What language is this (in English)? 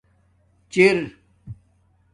Domaaki